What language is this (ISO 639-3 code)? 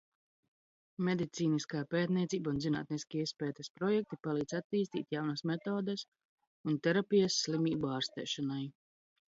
lav